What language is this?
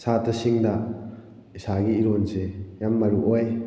Manipuri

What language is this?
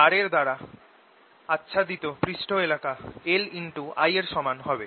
Bangla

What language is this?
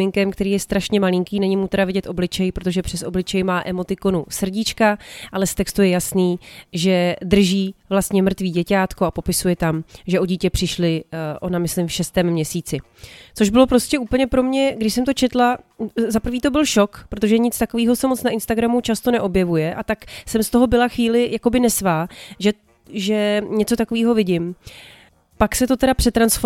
Czech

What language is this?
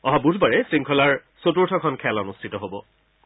Assamese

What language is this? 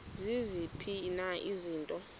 Xhosa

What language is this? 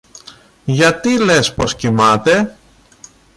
Greek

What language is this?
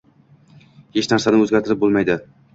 Uzbek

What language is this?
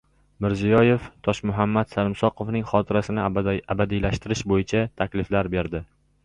Uzbek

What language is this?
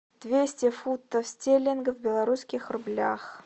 Russian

